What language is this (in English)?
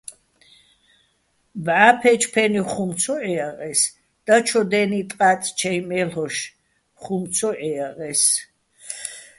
Bats